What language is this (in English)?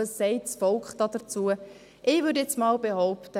Swiss German